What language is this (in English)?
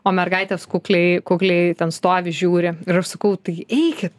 Lithuanian